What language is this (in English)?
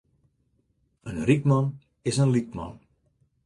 Western Frisian